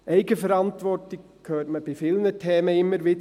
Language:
Swiss German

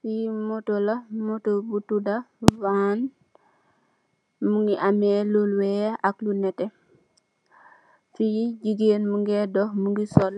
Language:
Wolof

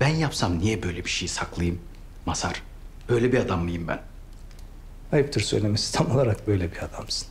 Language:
Turkish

